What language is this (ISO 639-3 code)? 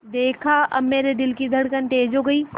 hin